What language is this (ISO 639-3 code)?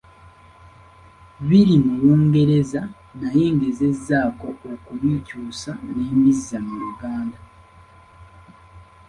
lug